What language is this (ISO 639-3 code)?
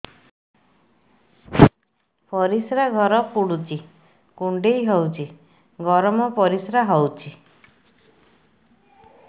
ori